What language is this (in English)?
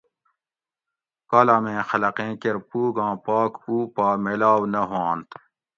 Gawri